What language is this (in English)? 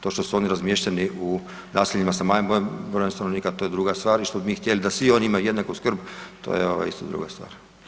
Croatian